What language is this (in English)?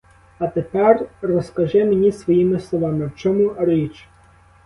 Ukrainian